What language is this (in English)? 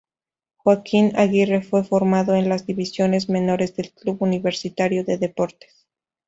Spanish